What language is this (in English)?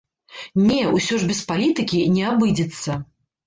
Belarusian